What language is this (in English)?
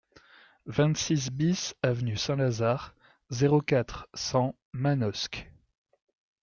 French